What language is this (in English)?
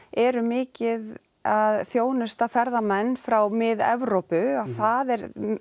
Icelandic